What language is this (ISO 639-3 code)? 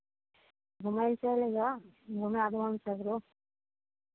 mai